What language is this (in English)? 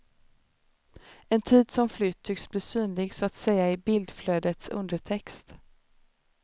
Swedish